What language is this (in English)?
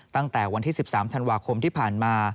Thai